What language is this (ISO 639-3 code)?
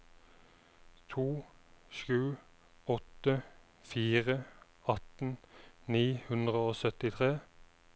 nor